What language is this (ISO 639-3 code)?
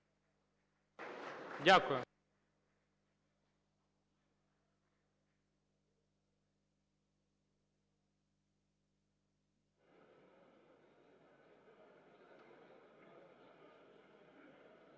ukr